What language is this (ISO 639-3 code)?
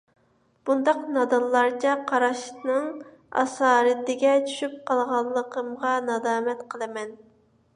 uig